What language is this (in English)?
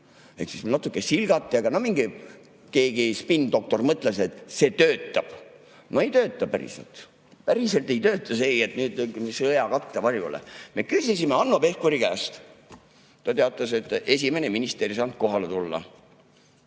Estonian